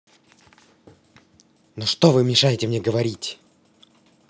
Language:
Russian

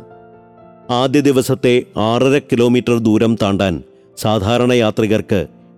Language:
Malayalam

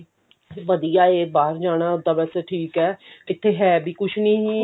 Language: Punjabi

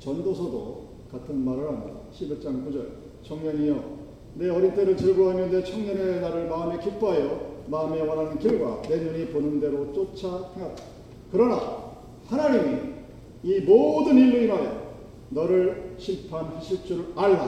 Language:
Korean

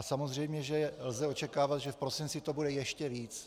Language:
Czech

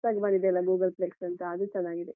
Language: Kannada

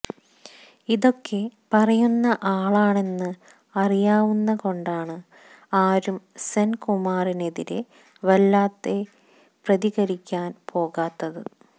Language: Malayalam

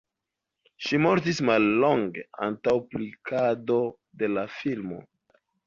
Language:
Esperanto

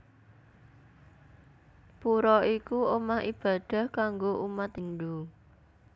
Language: Javanese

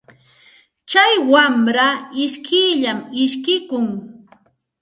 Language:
Santa Ana de Tusi Pasco Quechua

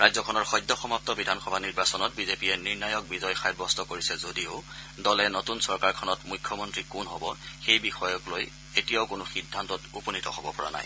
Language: Assamese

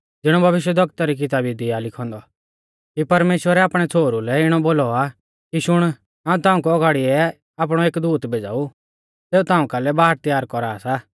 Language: Mahasu Pahari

